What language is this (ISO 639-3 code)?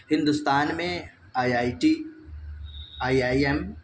urd